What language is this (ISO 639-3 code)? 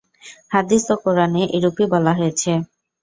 ben